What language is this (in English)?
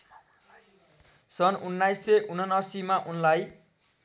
Nepali